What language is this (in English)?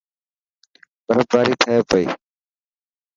Dhatki